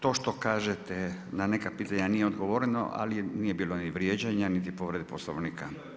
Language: Croatian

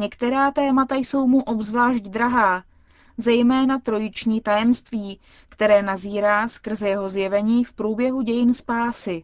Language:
Czech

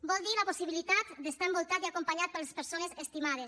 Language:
Catalan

